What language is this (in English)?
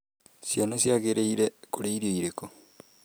Kikuyu